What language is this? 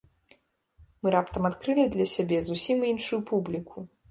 Belarusian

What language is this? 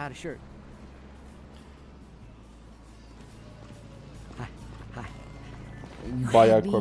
Turkish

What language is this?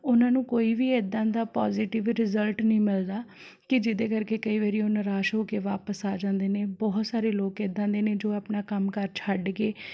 Punjabi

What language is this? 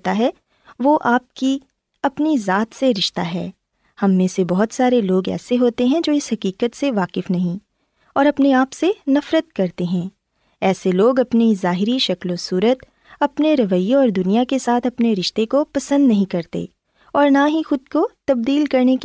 Urdu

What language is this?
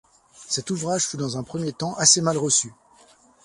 French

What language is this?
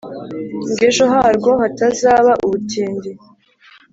Kinyarwanda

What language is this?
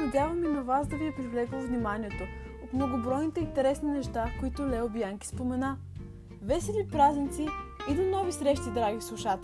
Bulgarian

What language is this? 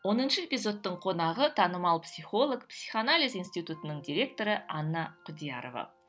Kazakh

